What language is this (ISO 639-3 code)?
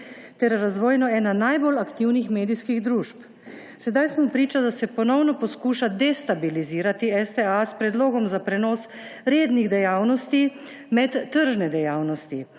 slv